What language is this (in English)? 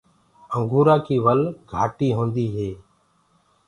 Gurgula